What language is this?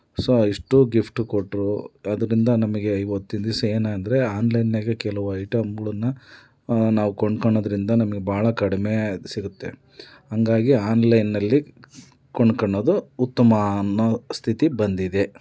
Kannada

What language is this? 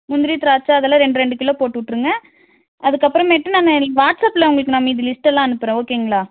Tamil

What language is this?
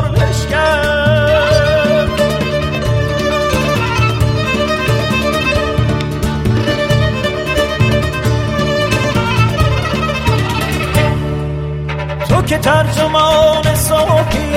Persian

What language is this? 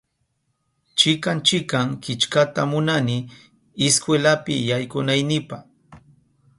Southern Pastaza Quechua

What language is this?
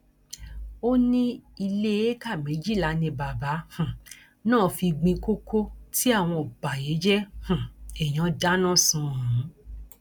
Yoruba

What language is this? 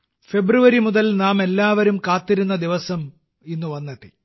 Malayalam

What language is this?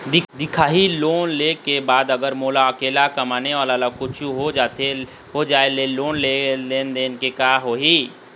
Chhattisgarhi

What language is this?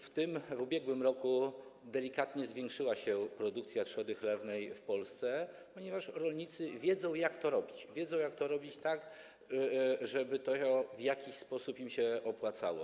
Polish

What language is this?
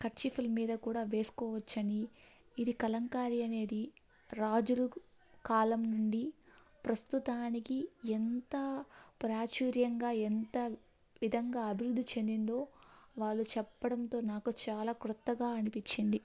Telugu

